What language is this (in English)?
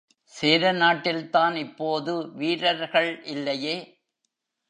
Tamil